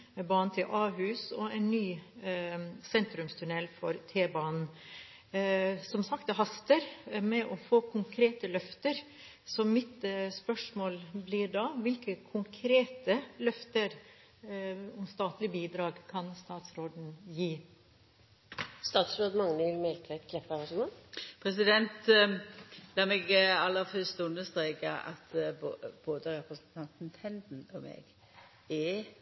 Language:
Norwegian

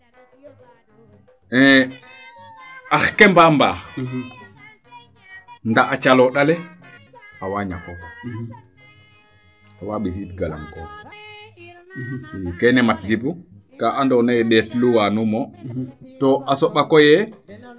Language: Serer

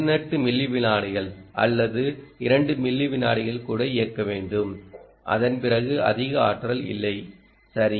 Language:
Tamil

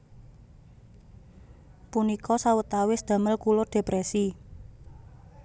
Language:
Javanese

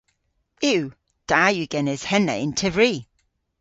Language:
Cornish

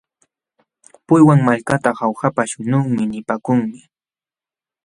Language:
Jauja Wanca Quechua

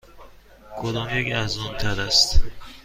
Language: Persian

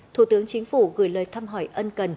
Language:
Vietnamese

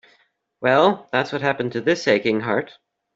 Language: English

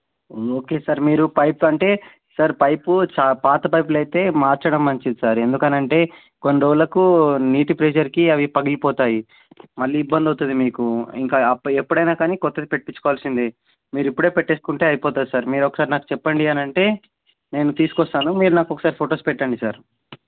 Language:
Telugu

